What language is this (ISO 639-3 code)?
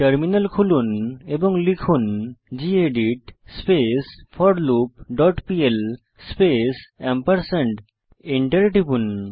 ben